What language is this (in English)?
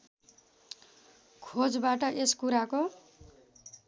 Nepali